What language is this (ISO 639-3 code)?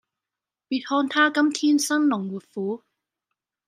yue